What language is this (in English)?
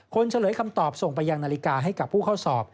Thai